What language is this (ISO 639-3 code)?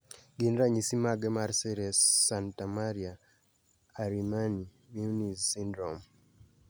luo